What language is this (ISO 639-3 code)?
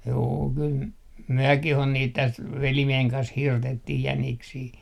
fin